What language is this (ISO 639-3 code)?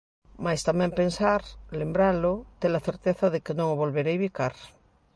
glg